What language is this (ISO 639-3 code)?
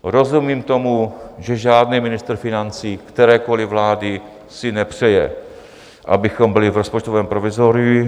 ces